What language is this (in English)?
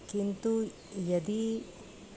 Sanskrit